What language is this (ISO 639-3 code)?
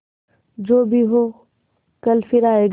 hin